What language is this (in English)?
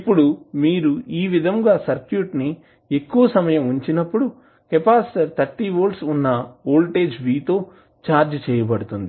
Telugu